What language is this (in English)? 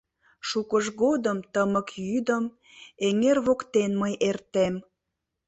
Mari